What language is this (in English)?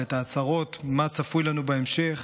Hebrew